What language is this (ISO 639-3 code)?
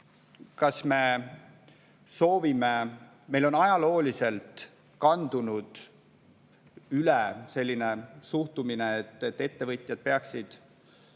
est